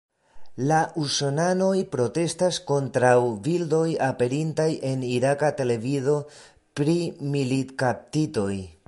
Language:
Esperanto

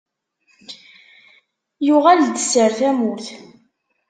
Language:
Kabyle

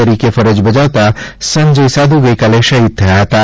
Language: Gujarati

